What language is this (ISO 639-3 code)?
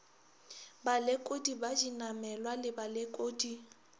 nso